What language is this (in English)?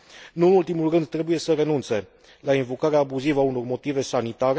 Romanian